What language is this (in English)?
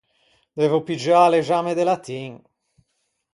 Ligurian